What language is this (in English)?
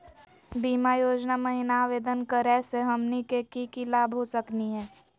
Magahi